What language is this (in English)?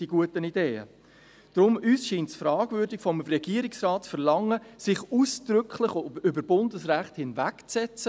Swiss German